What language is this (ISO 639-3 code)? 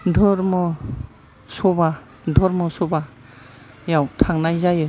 brx